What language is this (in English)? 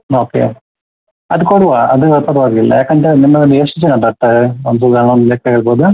Kannada